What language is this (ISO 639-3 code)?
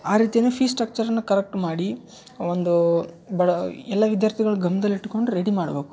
kan